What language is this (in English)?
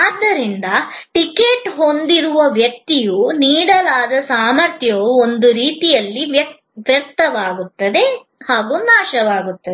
Kannada